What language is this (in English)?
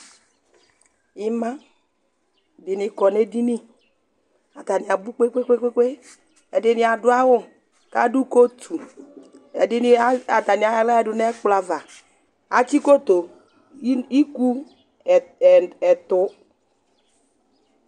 Ikposo